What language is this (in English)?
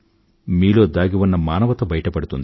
Telugu